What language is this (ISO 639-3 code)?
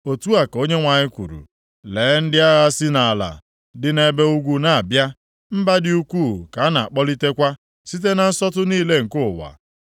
ibo